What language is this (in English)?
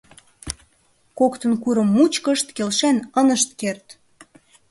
Mari